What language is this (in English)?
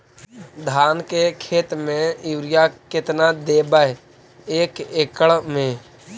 Magahi